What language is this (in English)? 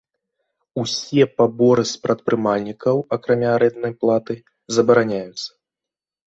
Belarusian